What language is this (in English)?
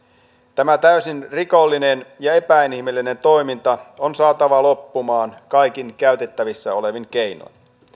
Finnish